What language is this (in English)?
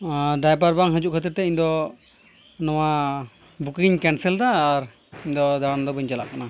Santali